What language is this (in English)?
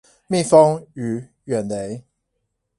Chinese